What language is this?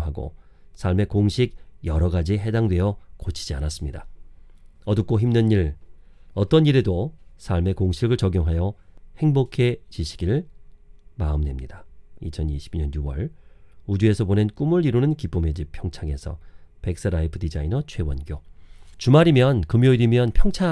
Korean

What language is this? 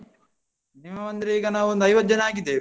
Kannada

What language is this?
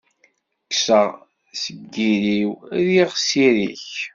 Kabyle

